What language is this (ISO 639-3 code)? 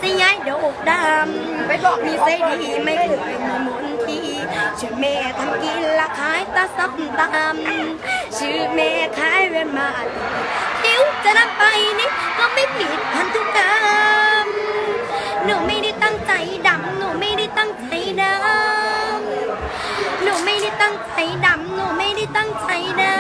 tha